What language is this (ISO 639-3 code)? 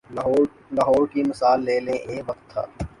urd